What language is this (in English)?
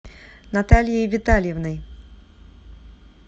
Russian